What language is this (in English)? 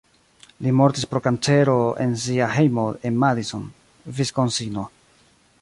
Esperanto